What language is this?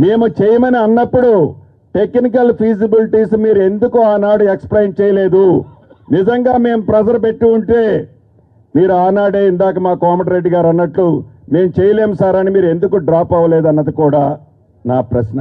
Telugu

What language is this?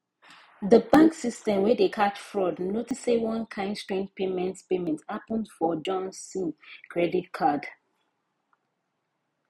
Nigerian Pidgin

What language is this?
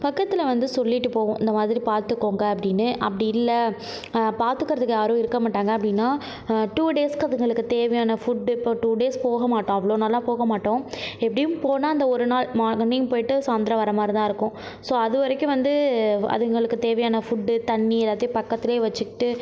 Tamil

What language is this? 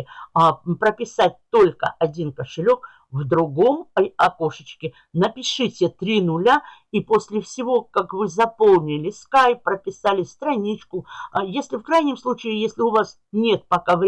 Russian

